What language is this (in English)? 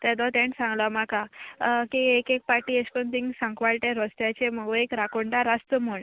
Konkani